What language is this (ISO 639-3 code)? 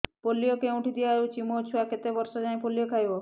ori